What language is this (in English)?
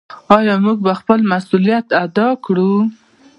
Pashto